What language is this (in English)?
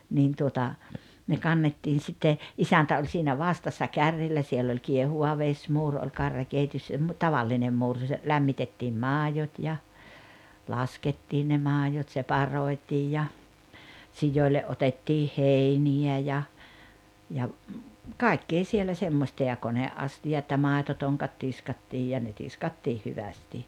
Finnish